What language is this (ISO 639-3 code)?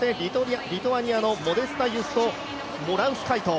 jpn